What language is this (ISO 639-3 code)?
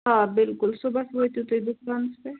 kas